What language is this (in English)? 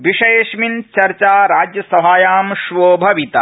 Sanskrit